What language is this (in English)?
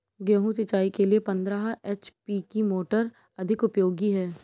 Hindi